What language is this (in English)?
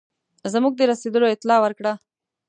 Pashto